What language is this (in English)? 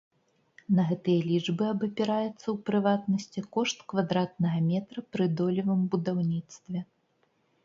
Belarusian